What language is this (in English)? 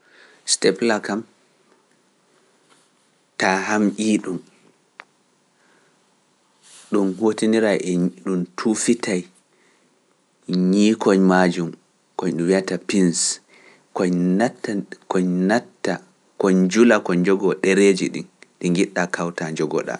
Pular